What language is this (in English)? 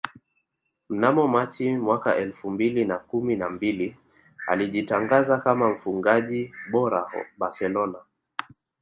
Swahili